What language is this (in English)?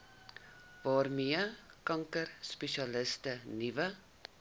Afrikaans